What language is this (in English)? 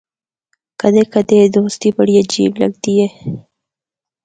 Northern Hindko